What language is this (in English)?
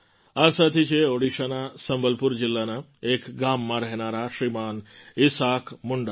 Gujarati